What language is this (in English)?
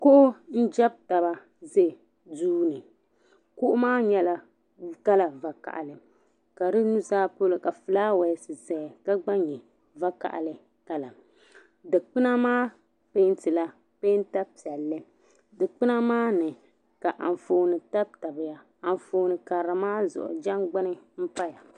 Dagbani